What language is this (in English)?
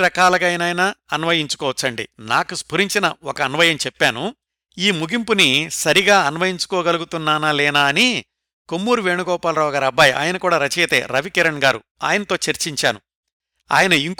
Telugu